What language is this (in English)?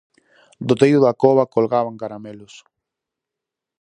Galician